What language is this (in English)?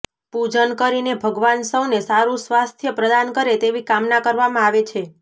Gujarati